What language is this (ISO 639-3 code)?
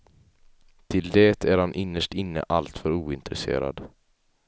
swe